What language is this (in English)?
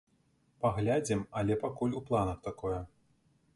Belarusian